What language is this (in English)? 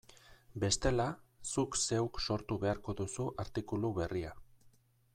Basque